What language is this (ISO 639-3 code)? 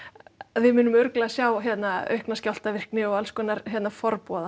isl